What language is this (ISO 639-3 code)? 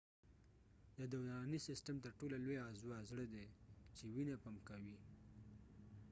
pus